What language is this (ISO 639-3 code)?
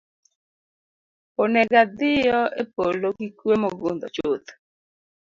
luo